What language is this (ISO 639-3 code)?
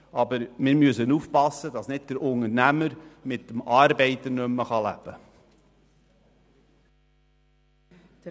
gsw